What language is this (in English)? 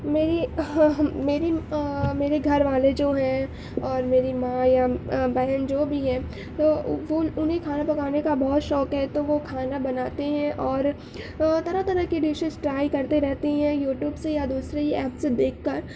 Urdu